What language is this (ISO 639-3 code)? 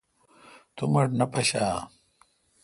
xka